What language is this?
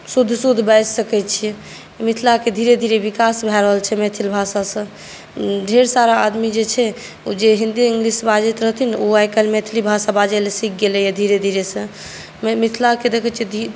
Maithili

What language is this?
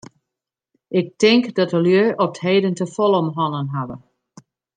Western Frisian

